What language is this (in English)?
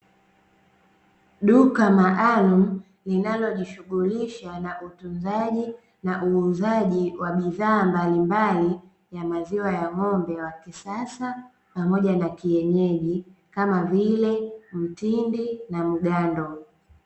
Swahili